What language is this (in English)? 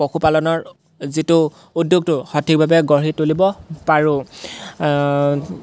Assamese